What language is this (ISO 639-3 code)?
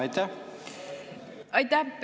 est